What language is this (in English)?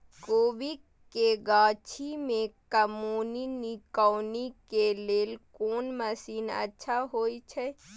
Maithili